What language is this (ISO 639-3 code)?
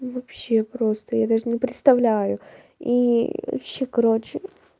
rus